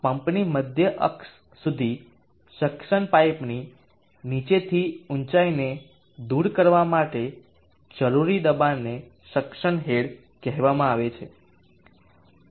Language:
Gujarati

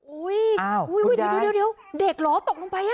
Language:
Thai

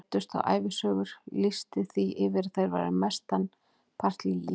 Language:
Icelandic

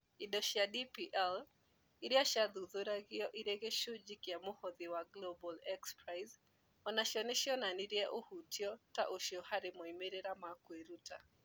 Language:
Kikuyu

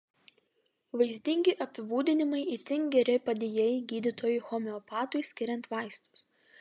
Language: Lithuanian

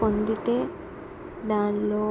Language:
Telugu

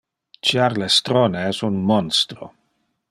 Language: Interlingua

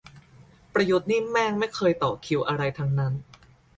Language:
Thai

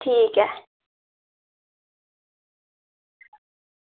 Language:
Dogri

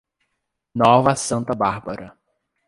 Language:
Portuguese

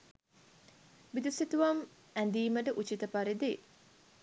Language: Sinhala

